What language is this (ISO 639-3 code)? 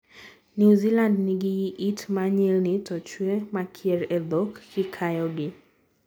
luo